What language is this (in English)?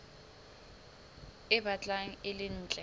Southern Sotho